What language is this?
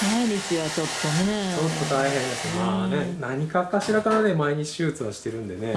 Japanese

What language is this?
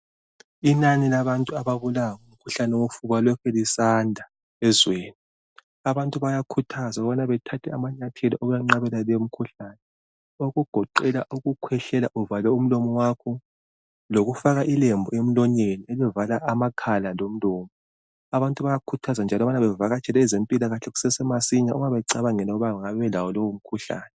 North Ndebele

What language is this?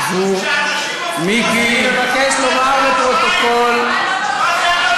Hebrew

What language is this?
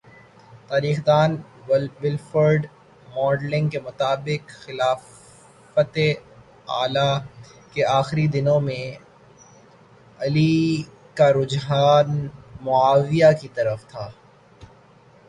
Urdu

